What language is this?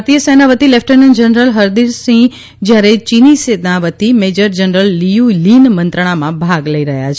Gujarati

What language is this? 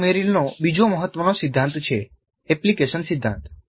Gujarati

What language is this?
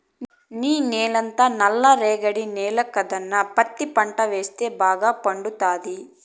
Telugu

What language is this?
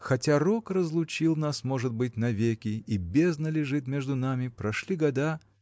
Russian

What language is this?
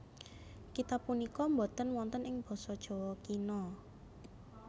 Javanese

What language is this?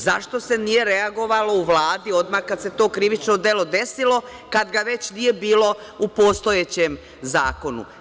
Serbian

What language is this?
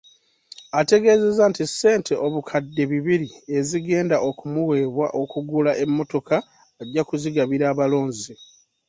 Ganda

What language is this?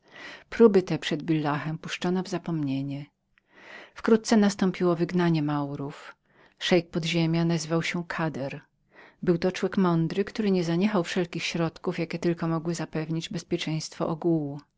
Polish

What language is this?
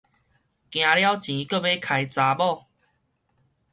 Min Nan Chinese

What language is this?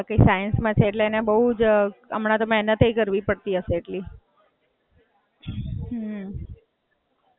Gujarati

